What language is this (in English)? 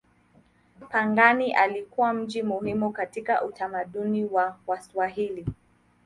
Swahili